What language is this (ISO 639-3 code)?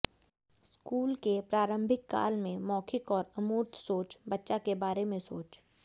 hin